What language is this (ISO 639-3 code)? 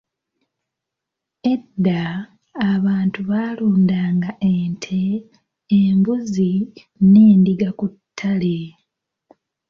lug